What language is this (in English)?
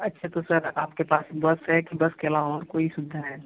Hindi